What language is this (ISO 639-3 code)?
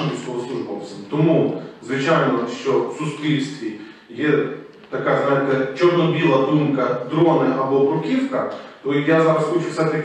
ukr